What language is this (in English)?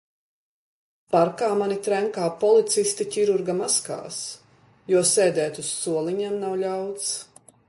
Latvian